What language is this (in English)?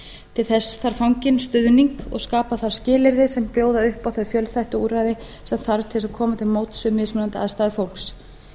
Icelandic